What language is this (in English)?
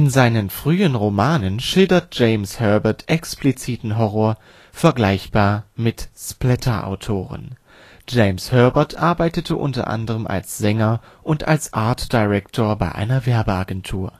German